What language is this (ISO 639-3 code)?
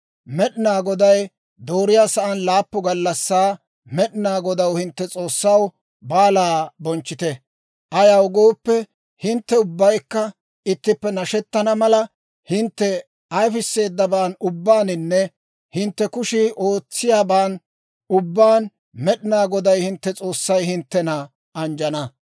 dwr